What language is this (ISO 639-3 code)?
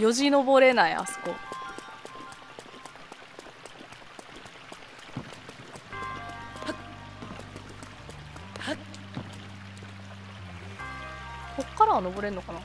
jpn